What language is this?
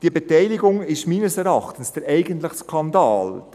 Swiss German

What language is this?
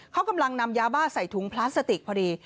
Thai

